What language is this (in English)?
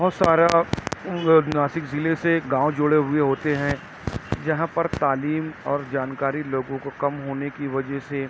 Urdu